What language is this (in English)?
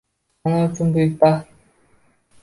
Uzbek